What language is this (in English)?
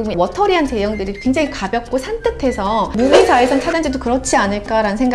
Korean